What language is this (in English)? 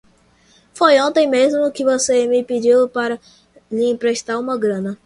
Portuguese